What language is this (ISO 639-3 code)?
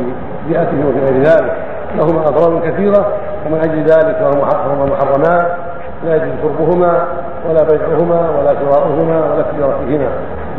ara